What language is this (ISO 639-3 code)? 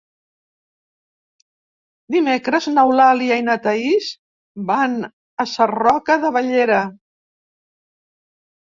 cat